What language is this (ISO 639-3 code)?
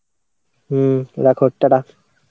ben